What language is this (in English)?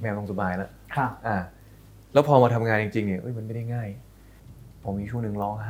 Thai